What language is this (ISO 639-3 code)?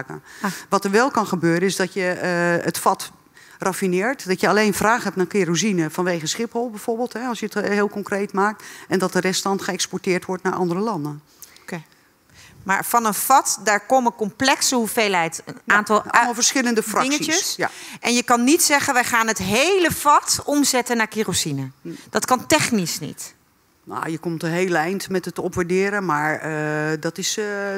nld